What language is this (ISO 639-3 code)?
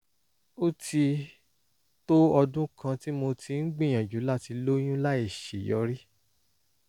yor